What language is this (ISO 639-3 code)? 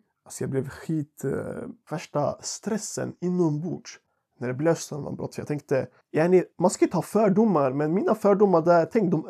swe